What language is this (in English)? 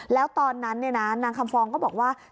Thai